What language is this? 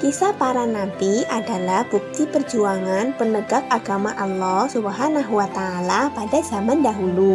Indonesian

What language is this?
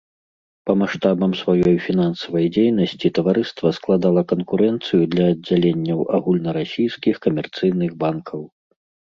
Belarusian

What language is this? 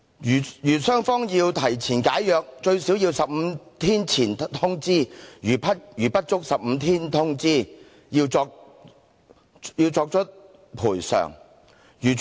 Cantonese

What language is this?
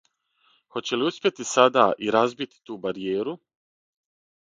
Serbian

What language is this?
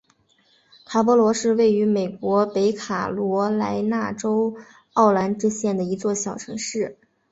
Chinese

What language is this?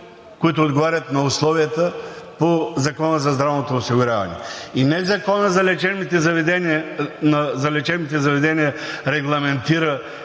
Bulgarian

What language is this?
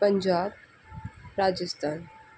Marathi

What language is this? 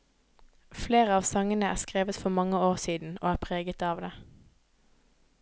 Norwegian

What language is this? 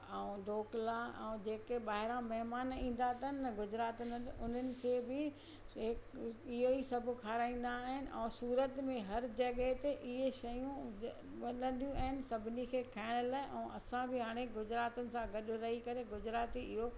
Sindhi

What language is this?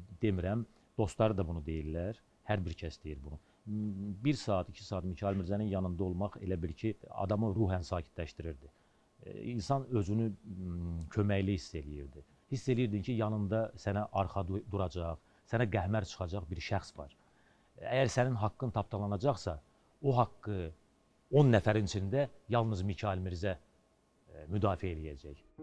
Turkish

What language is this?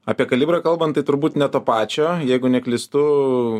Lithuanian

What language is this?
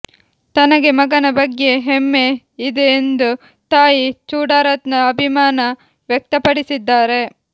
Kannada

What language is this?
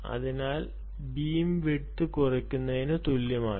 Malayalam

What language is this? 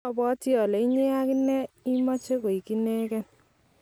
Kalenjin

